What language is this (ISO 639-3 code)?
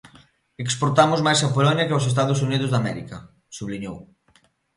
glg